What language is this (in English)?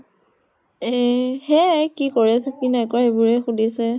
Assamese